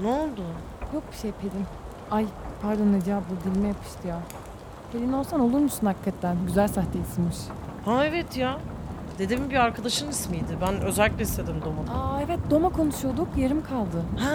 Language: Turkish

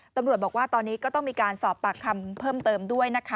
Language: Thai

